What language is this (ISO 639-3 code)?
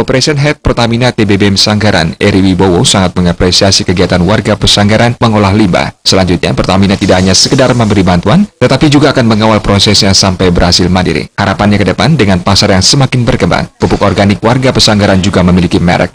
ind